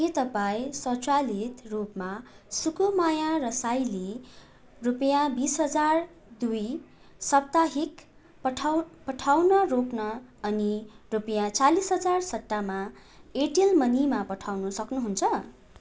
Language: Nepali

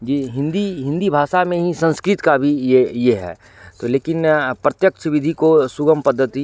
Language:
Hindi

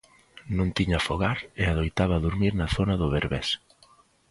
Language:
Galician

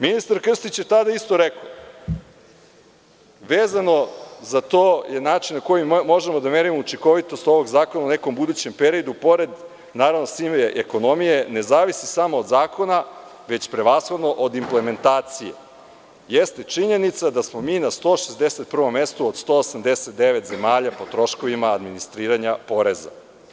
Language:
Serbian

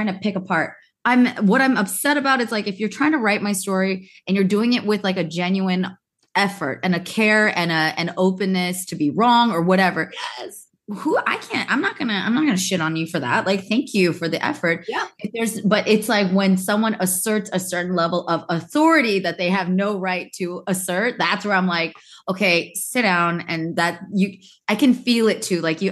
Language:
English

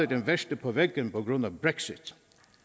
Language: Danish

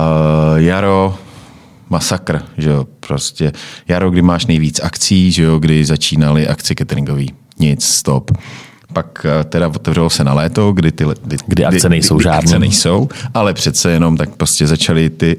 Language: Czech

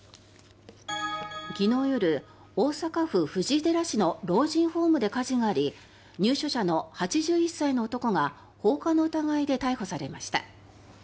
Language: Japanese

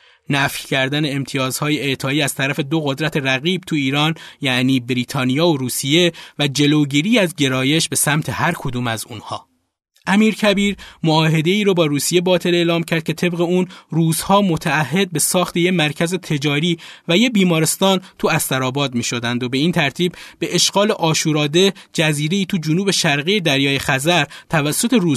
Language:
Persian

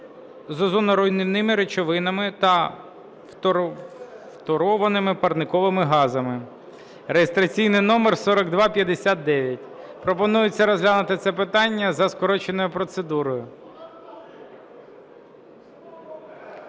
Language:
Ukrainian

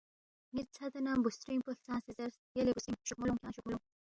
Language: Balti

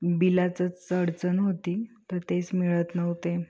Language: Marathi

